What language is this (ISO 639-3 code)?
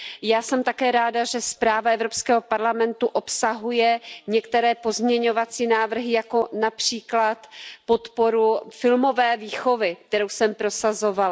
ces